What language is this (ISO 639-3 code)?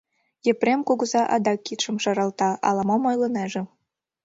chm